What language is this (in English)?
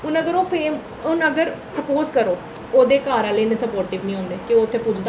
Dogri